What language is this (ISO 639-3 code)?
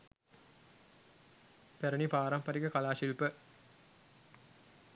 sin